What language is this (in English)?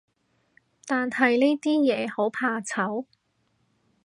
Cantonese